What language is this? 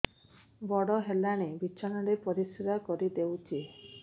Odia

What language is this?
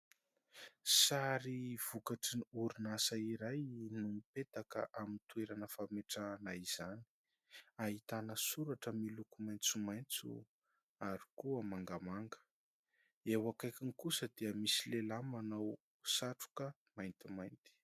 Malagasy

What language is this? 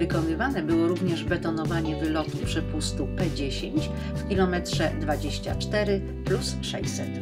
Polish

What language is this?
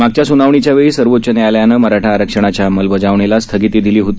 Marathi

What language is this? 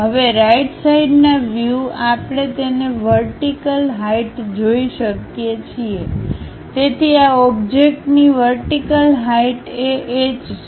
Gujarati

